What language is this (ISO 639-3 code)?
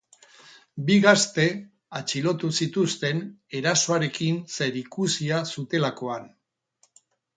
eus